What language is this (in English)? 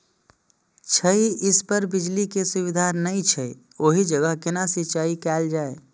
Maithili